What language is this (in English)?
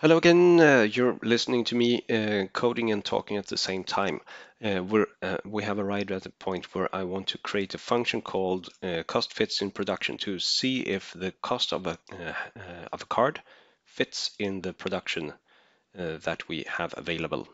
English